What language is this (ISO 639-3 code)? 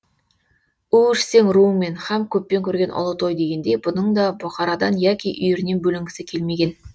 kaz